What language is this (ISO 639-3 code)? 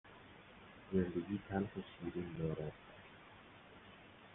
fas